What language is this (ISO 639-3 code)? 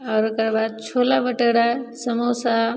mai